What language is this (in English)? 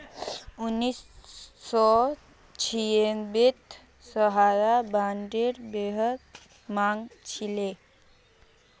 Magahi